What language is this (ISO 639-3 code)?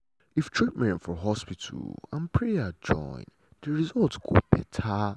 pcm